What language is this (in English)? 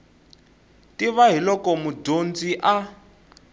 Tsonga